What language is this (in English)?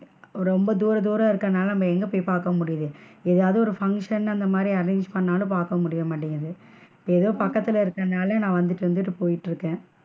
Tamil